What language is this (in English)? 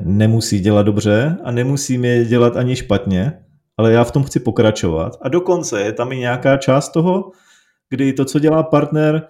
Czech